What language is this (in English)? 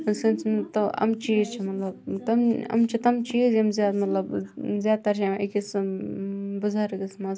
Kashmiri